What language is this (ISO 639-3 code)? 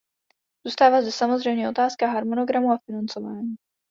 ces